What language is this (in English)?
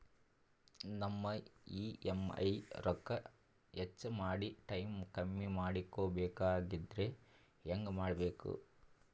Kannada